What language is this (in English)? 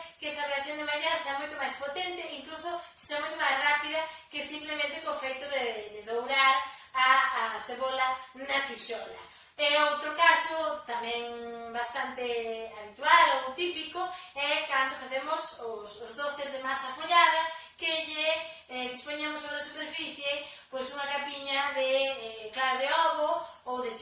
Galician